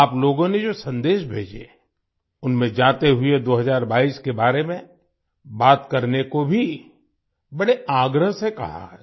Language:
Hindi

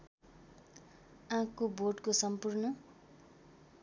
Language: Nepali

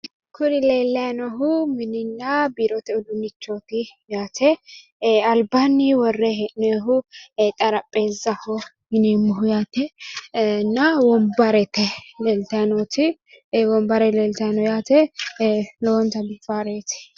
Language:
Sidamo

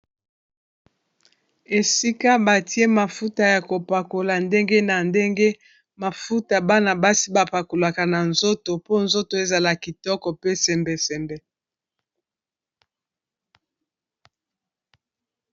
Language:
Lingala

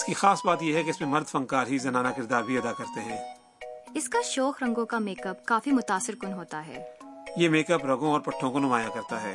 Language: Urdu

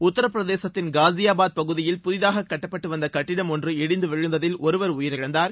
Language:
Tamil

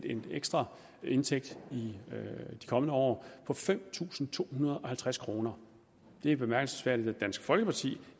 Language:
Danish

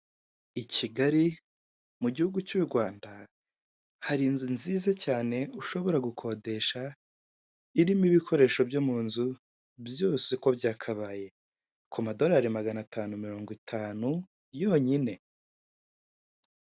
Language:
Kinyarwanda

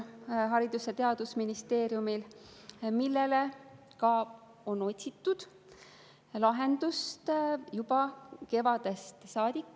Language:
Estonian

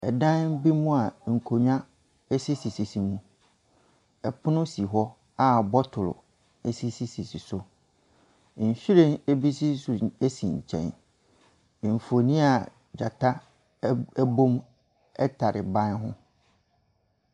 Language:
Akan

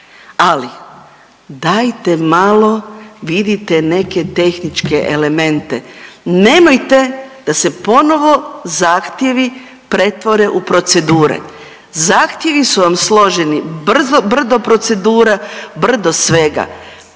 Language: Croatian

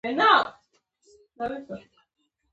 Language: Pashto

